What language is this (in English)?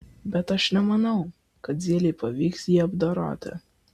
Lithuanian